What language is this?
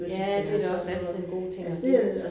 Danish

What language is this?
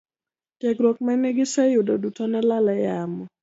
Luo (Kenya and Tanzania)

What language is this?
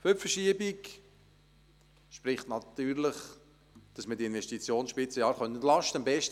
Swiss German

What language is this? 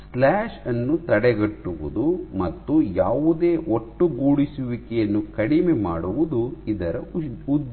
Kannada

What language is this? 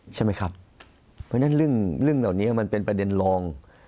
Thai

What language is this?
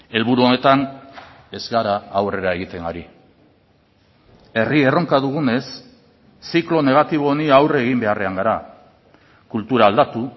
Basque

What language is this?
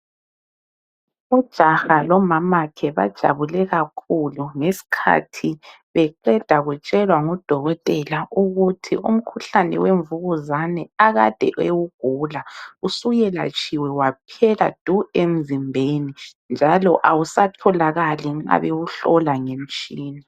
North Ndebele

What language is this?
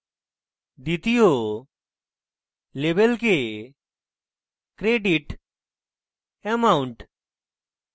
Bangla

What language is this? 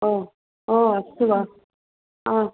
Sanskrit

